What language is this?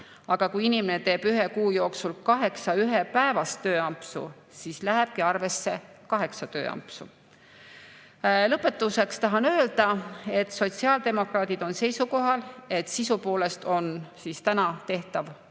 Estonian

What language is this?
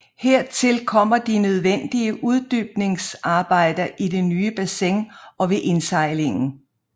Danish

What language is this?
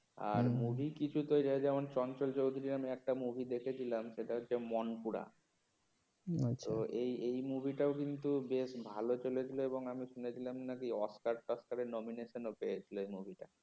Bangla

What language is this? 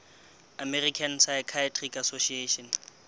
Southern Sotho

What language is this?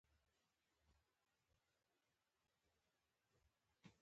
Pashto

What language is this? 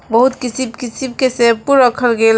Bhojpuri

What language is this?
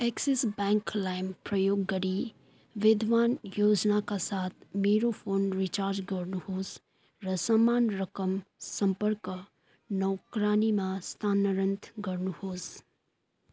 Nepali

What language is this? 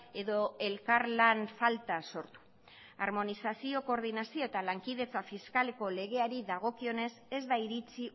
Basque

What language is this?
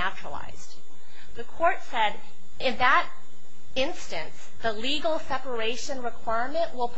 English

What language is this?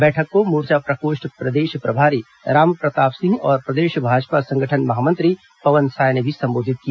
Hindi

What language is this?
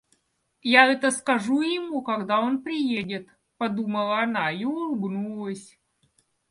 Russian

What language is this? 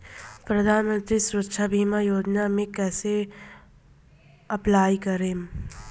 Bhojpuri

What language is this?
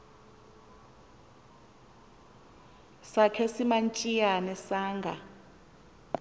Xhosa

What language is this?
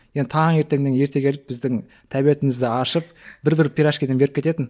Kazakh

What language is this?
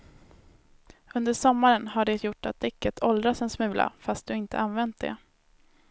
Swedish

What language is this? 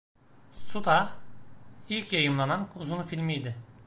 Turkish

